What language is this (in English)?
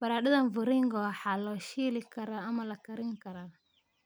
Somali